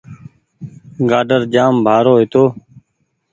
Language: Goaria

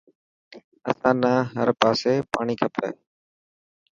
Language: Dhatki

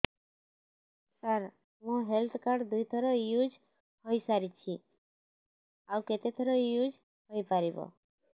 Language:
Odia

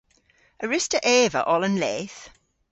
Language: Cornish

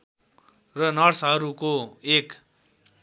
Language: Nepali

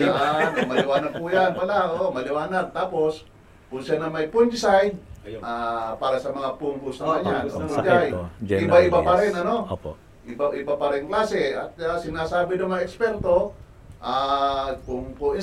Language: Filipino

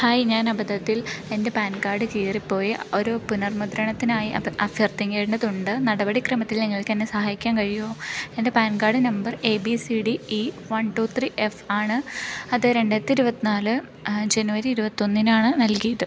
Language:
Malayalam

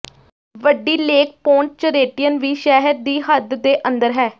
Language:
Punjabi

